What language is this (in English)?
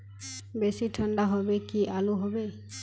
Magahi